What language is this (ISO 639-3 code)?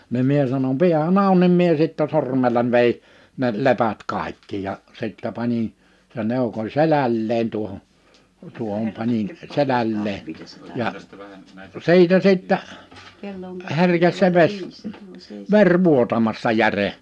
fin